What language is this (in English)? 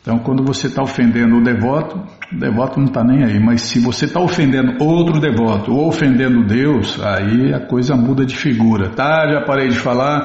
Portuguese